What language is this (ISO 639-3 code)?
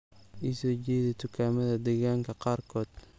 som